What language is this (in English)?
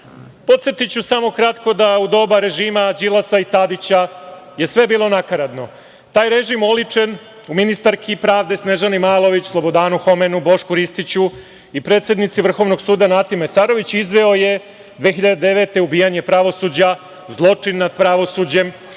Serbian